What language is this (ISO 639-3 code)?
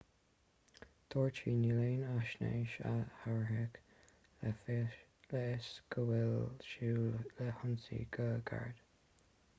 gle